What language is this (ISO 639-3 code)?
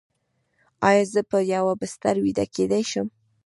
pus